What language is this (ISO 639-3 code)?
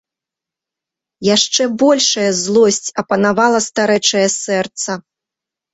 bel